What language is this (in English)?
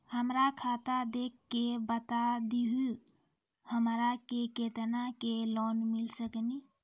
Maithili